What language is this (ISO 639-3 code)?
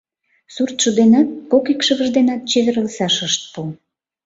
chm